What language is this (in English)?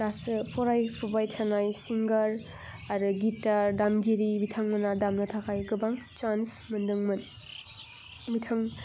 Bodo